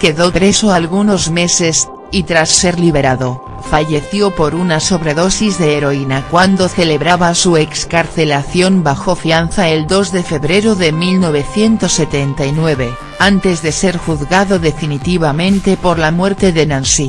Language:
Spanish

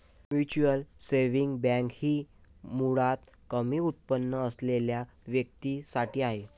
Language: Marathi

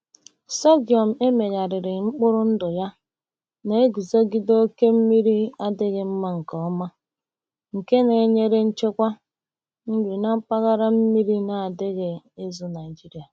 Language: Igbo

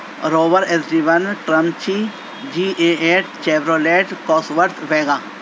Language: Urdu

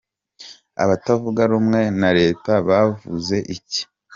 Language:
Kinyarwanda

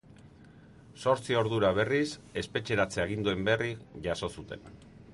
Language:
Basque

